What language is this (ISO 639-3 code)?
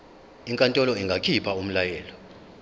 zul